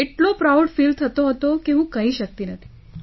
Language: Gujarati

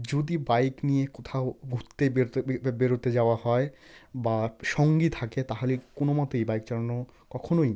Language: Bangla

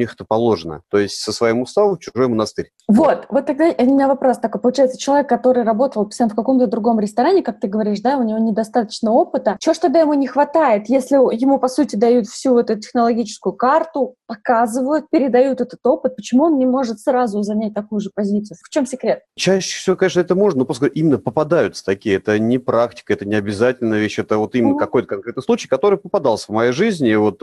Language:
Russian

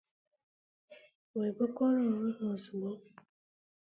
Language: Igbo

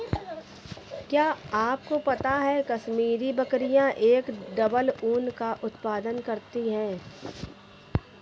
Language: Hindi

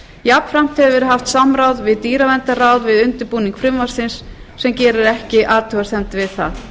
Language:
Icelandic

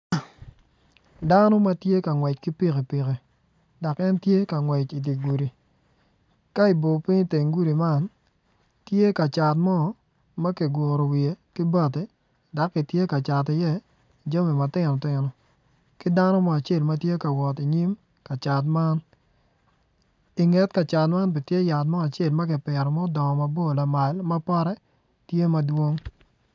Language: Acoli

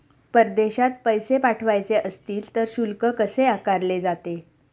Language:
Marathi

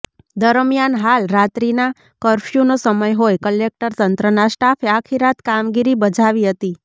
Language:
Gujarati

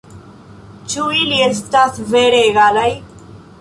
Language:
Esperanto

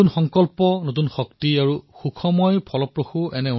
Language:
Assamese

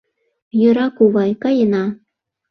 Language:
Mari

